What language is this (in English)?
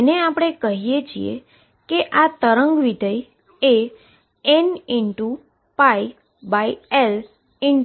Gujarati